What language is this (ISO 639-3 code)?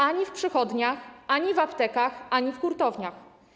pol